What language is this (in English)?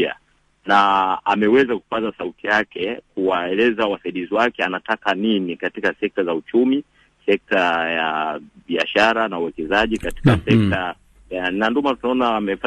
Swahili